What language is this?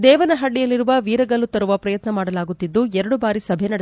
Kannada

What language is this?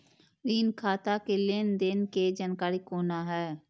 Maithili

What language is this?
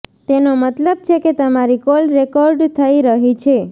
Gujarati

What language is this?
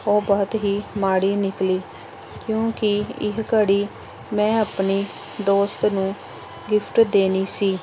Punjabi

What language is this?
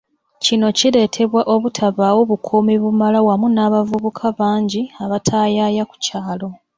Ganda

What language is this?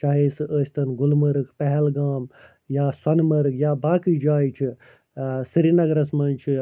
Kashmiri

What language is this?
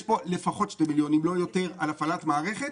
Hebrew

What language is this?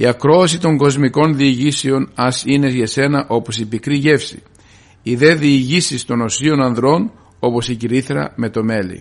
Greek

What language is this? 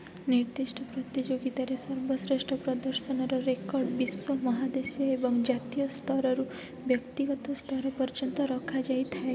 Odia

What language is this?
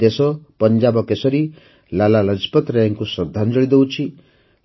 Odia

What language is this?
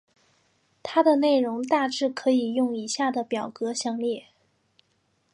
Chinese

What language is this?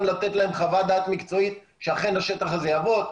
Hebrew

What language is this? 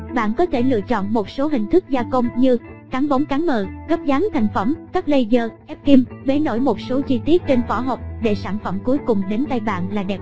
Vietnamese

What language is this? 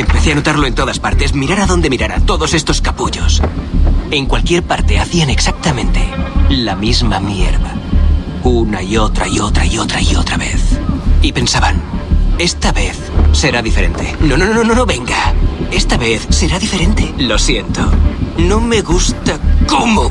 Spanish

